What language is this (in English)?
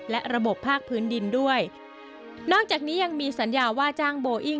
Thai